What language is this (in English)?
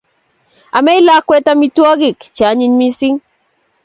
Kalenjin